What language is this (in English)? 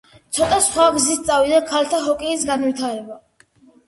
Georgian